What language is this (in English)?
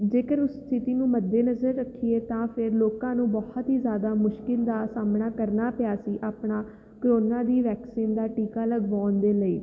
Punjabi